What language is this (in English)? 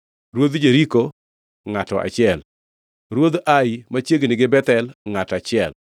Luo (Kenya and Tanzania)